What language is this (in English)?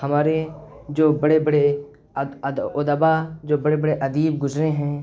Urdu